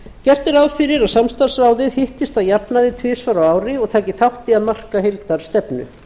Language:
Icelandic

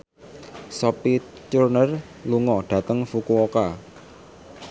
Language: Javanese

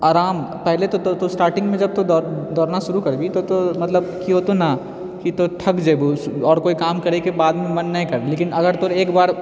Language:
Maithili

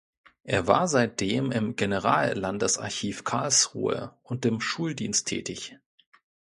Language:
German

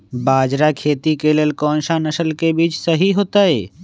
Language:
Magahi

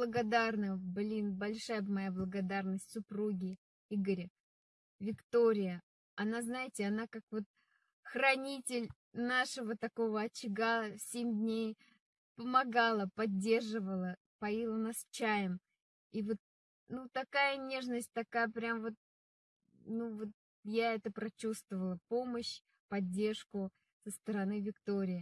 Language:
Russian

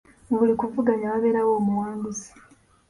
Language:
Ganda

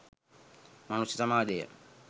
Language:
Sinhala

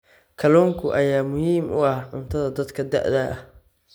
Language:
Somali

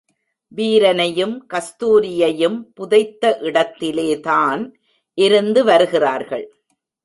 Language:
Tamil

